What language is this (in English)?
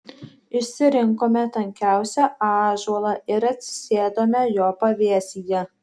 Lithuanian